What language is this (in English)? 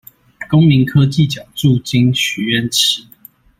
Chinese